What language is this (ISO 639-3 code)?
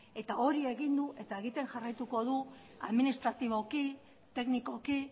eus